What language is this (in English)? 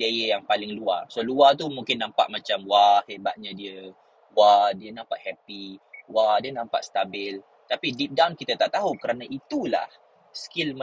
Malay